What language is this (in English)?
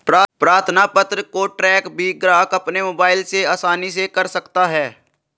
Hindi